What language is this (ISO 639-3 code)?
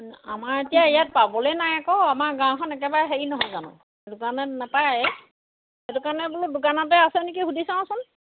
asm